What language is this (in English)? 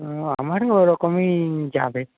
Bangla